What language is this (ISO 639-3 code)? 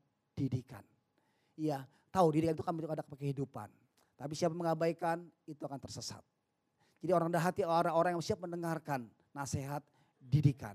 ind